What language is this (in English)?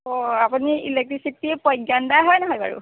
Assamese